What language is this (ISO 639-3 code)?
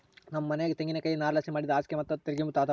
kan